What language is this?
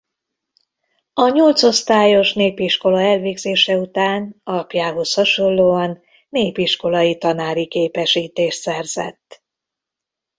Hungarian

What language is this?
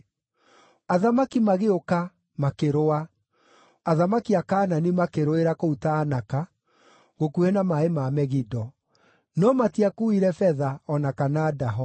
Kikuyu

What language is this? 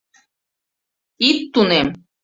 Mari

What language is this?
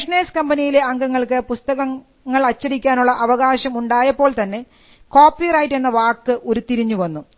Malayalam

